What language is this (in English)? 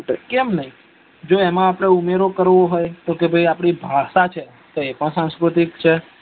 Gujarati